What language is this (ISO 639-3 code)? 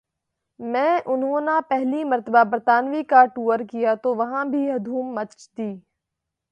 urd